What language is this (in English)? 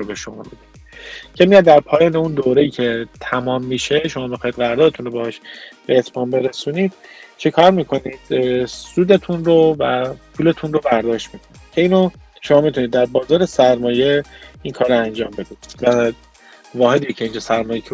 Persian